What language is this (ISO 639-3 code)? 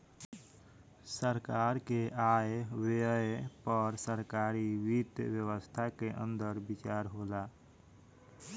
bho